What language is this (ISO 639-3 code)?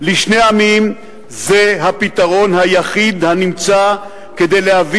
heb